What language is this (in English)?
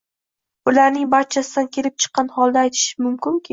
Uzbek